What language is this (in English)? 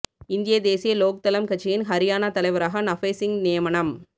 Tamil